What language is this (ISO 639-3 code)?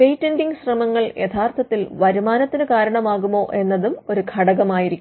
mal